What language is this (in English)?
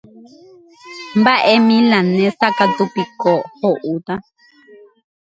Guarani